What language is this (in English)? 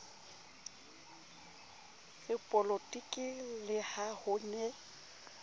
Southern Sotho